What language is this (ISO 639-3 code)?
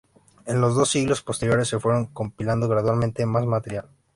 spa